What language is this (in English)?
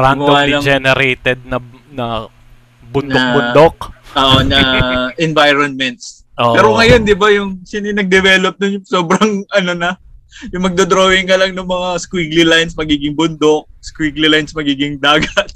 Filipino